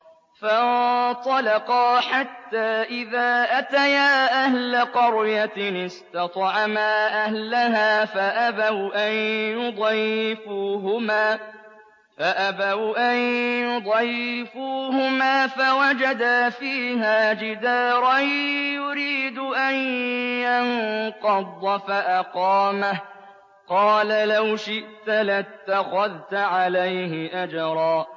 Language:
Arabic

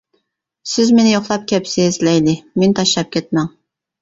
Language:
Uyghur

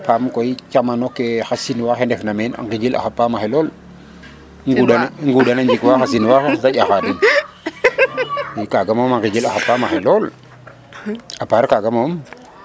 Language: Serer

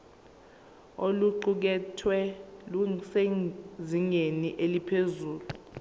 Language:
Zulu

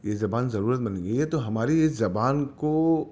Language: Urdu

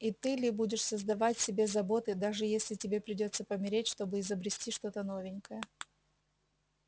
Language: Russian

